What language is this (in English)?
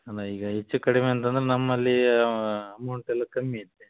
Kannada